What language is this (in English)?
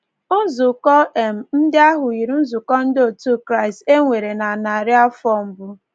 Igbo